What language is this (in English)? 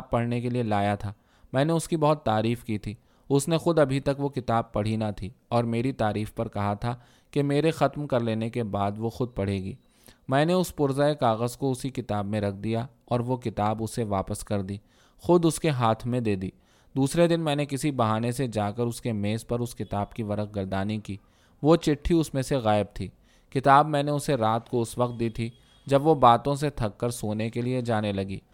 Urdu